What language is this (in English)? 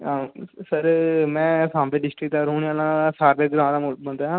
Dogri